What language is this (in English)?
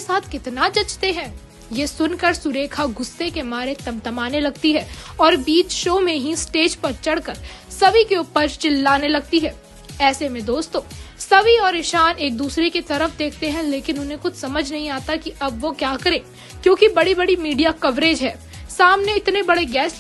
Hindi